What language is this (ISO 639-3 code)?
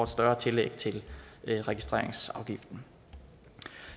dan